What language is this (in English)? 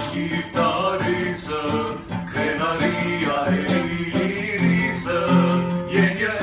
Albanian